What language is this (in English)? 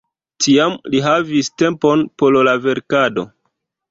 Esperanto